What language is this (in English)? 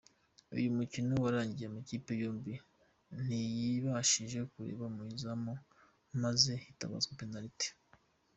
Kinyarwanda